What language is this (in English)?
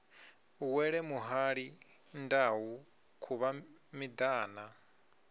Venda